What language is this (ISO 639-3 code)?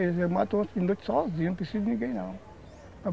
por